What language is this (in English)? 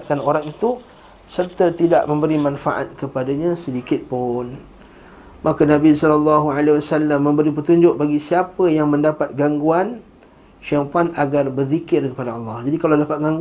Malay